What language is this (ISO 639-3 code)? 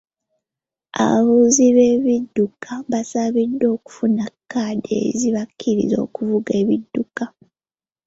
lug